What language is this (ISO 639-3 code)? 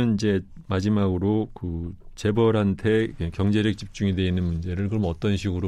kor